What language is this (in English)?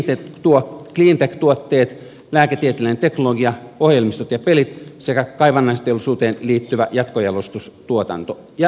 Finnish